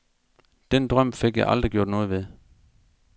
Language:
Danish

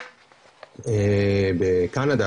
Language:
Hebrew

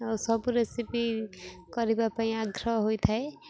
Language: Odia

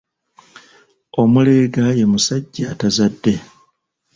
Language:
Ganda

